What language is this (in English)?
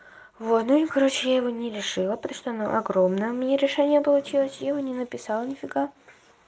Russian